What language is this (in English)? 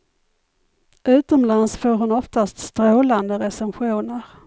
Swedish